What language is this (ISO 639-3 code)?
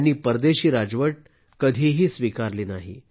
mar